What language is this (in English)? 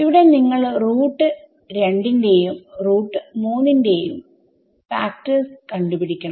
Malayalam